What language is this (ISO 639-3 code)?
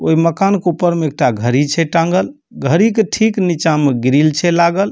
mai